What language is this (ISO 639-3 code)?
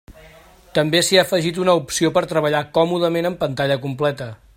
cat